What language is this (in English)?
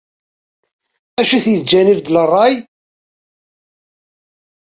Kabyle